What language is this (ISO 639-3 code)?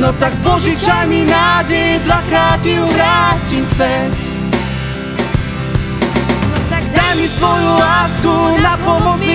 slk